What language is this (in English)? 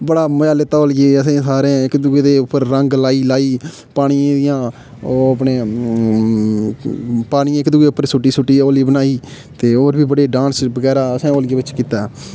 Dogri